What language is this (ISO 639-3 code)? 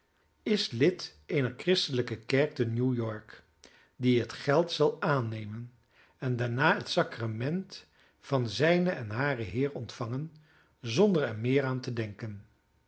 nld